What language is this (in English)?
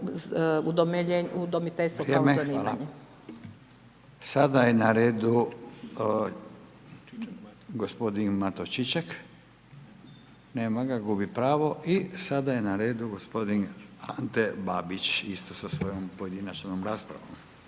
Croatian